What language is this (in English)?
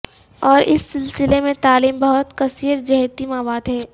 Urdu